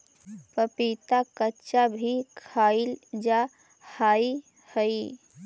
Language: Magahi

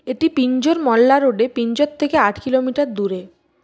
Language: Bangla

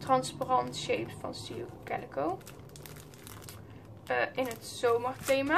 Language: Dutch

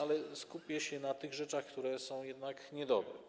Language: Polish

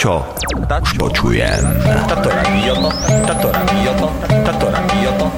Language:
Slovak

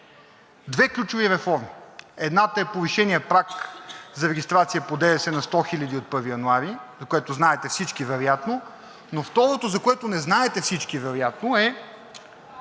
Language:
Bulgarian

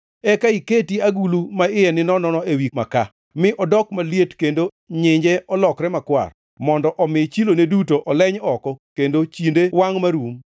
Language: Luo (Kenya and Tanzania)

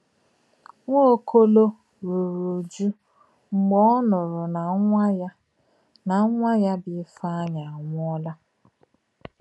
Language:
Igbo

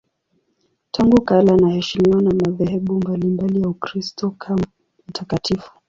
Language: Swahili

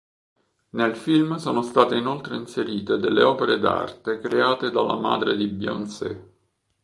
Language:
Italian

